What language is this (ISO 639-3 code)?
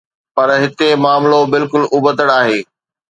snd